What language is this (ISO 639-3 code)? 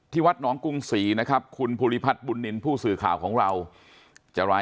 tha